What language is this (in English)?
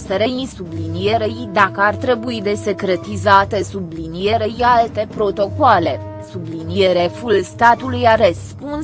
Romanian